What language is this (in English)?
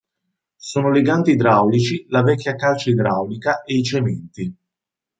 Italian